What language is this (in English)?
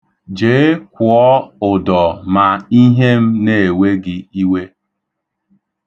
Igbo